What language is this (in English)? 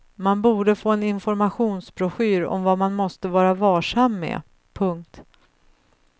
Swedish